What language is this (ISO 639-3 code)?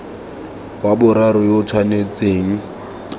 tsn